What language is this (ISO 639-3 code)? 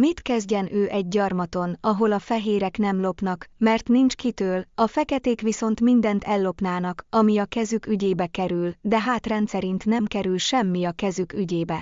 hun